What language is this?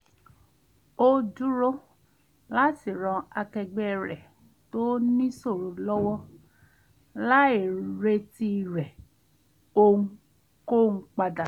Yoruba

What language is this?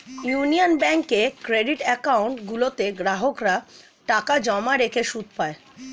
Bangla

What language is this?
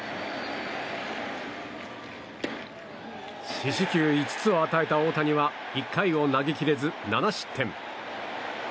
Japanese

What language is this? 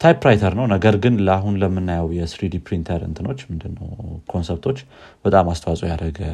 Amharic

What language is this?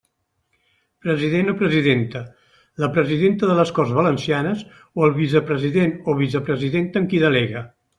Catalan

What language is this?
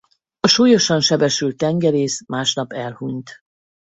Hungarian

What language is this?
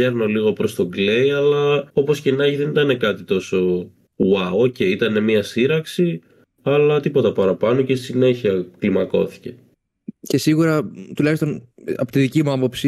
Greek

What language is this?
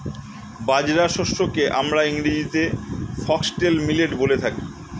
Bangla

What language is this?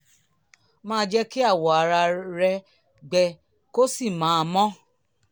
Yoruba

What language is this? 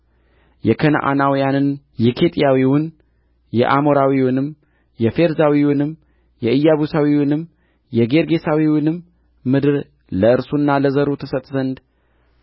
Amharic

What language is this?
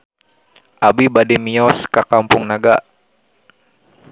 Sundanese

